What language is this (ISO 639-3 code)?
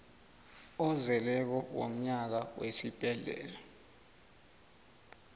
nbl